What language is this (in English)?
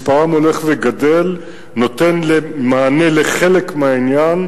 Hebrew